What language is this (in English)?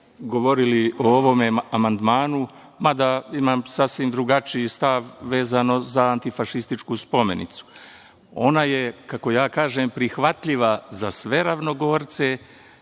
Serbian